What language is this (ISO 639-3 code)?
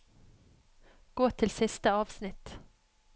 nor